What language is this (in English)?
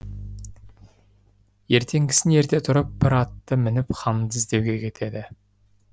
Kazakh